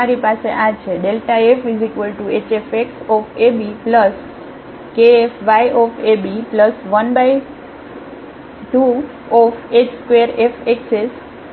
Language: Gujarati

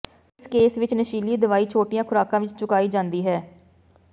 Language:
Punjabi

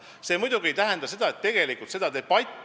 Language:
Estonian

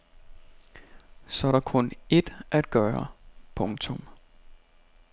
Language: Danish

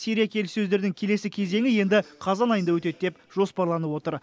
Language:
Kazakh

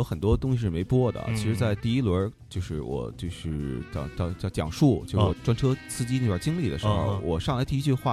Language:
Chinese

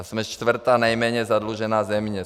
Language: Czech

